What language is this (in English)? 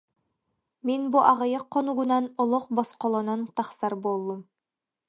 Yakut